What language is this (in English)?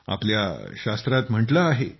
Marathi